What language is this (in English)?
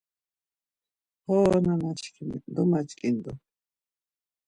Laz